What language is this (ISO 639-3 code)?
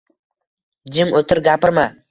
uzb